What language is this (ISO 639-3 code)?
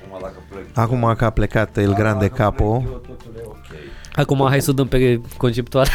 ron